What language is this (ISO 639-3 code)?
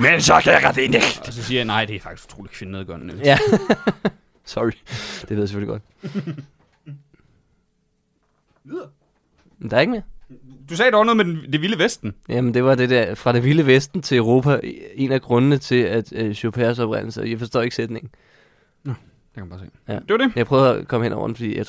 dan